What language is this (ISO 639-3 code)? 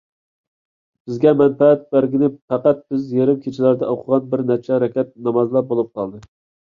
uig